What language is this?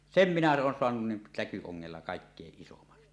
Finnish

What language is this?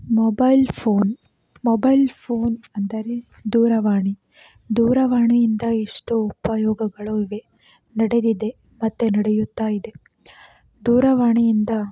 Kannada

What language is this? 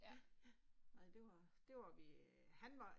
Danish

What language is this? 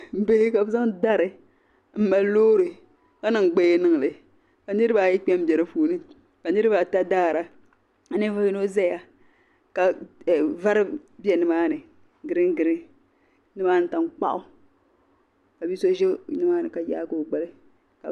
Dagbani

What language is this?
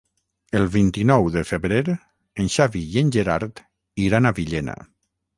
Catalan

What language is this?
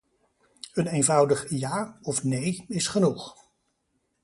Dutch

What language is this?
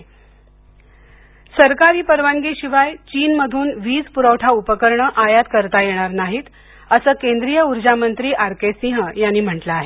Marathi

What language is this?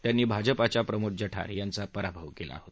Marathi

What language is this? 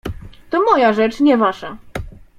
Polish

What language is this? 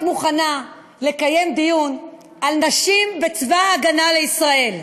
Hebrew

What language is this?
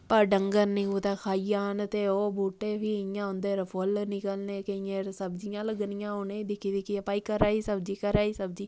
Dogri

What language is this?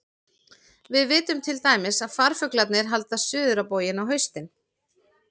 Icelandic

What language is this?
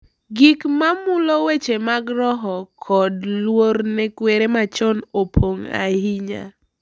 Luo (Kenya and Tanzania)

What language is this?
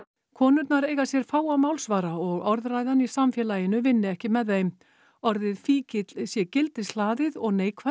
Icelandic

